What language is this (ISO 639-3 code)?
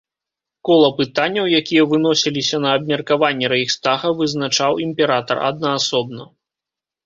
bel